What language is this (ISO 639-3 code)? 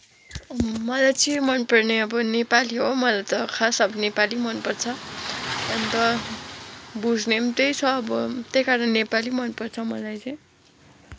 nep